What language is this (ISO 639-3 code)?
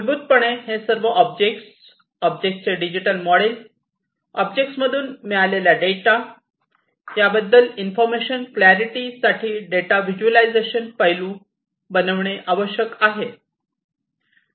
mar